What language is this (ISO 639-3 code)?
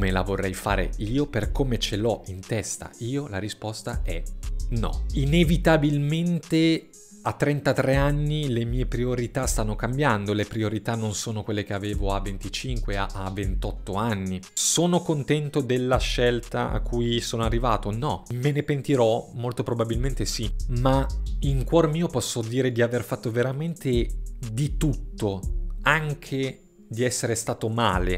ita